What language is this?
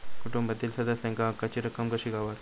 Marathi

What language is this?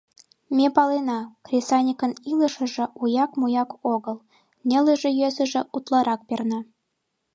Mari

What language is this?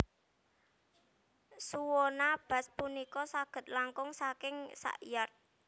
Javanese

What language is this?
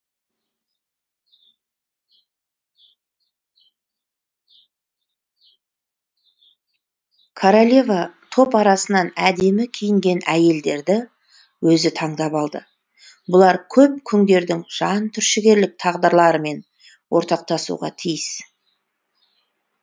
Kazakh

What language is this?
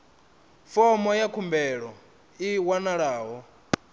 Venda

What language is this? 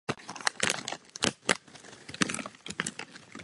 Czech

